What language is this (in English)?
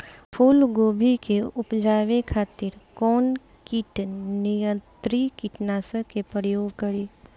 Bhojpuri